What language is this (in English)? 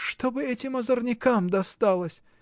Russian